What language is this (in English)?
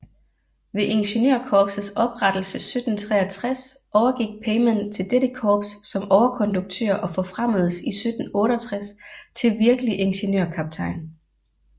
Danish